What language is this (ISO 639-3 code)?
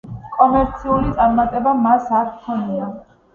kat